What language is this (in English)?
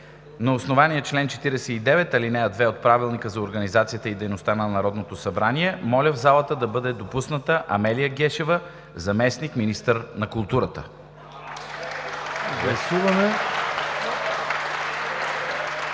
Bulgarian